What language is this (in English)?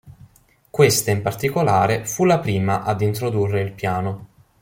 Italian